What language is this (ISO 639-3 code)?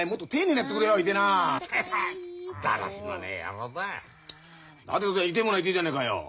jpn